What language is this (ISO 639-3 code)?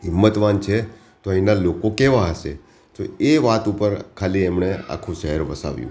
guj